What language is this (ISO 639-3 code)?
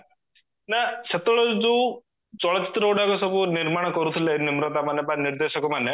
ori